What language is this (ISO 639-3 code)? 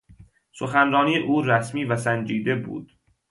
fas